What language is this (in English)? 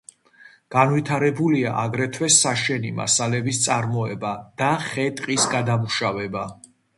Georgian